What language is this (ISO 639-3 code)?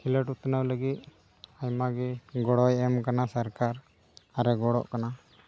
sat